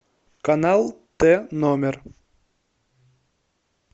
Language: Russian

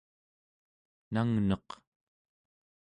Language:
Central Yupik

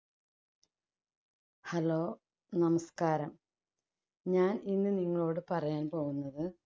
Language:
Malayalam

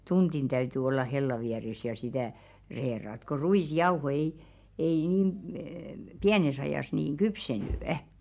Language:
Finnish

